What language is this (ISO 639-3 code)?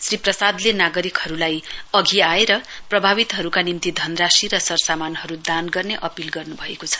nep